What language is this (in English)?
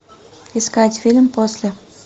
Russian